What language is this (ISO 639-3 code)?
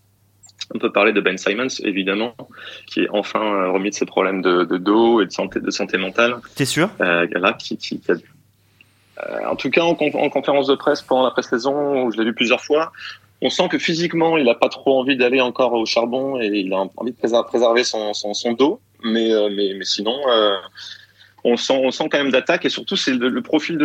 fra